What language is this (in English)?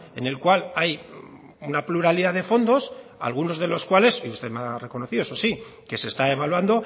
Spanish